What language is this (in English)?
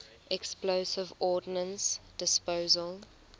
English